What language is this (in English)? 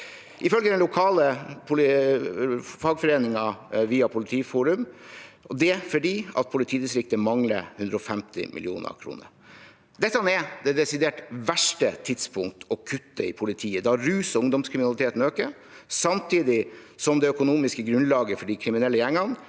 Norwegian